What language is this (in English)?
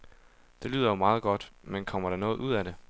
Danish